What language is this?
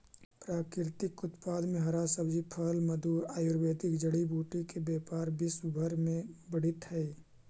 Magahi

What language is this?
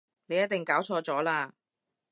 Cantonese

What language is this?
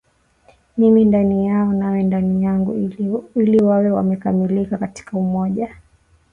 Swahili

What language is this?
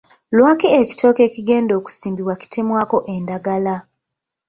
Ganda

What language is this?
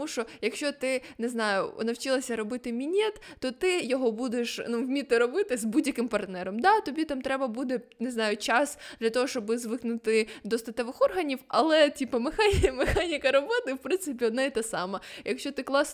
Ukrainian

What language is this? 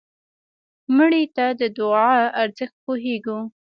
Pashto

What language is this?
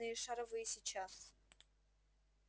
Russian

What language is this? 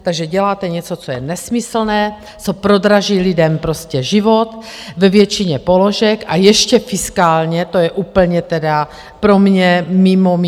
Czech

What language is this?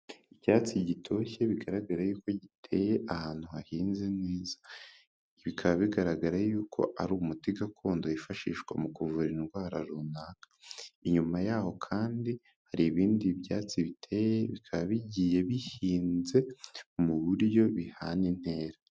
Kinyarwanda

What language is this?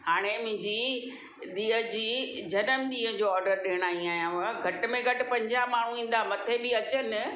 Sindhi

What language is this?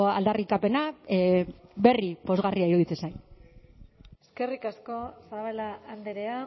Basque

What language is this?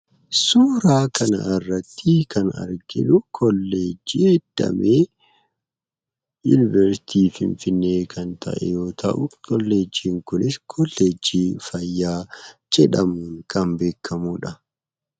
Oromo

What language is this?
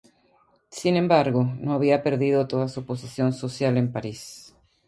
Spanish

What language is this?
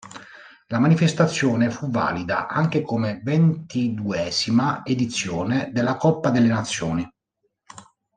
Italian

